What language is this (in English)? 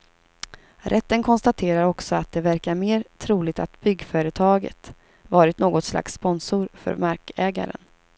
Swedish